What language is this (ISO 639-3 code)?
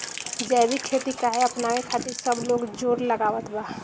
bho